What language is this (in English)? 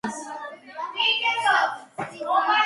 Georgian